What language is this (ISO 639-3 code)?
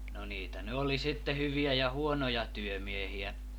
fin